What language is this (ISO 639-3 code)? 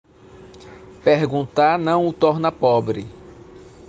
por